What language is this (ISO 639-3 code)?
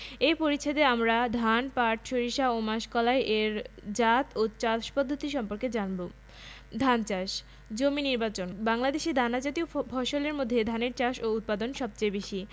ben